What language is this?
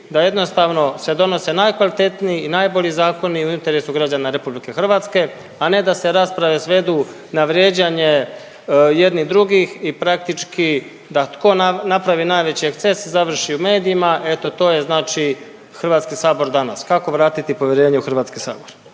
Croatian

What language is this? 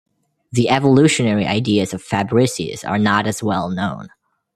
English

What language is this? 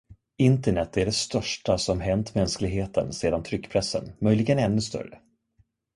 Swedish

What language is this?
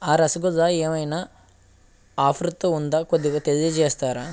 Telugu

